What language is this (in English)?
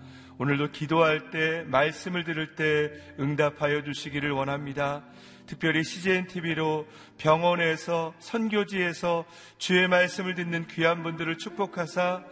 Korean